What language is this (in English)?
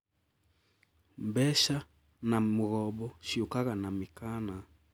Kikuyu